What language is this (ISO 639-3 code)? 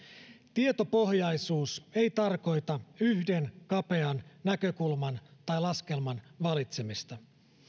fin